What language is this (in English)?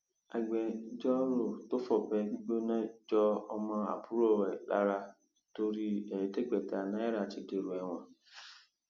Yoruba